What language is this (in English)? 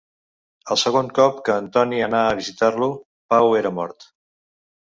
Catalan